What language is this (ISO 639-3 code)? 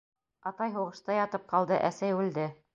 bak